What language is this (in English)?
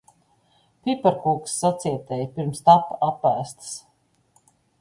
Latvian